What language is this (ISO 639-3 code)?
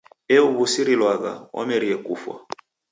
dav